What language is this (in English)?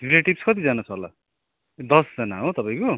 Nepali